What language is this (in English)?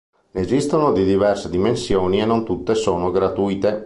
Italian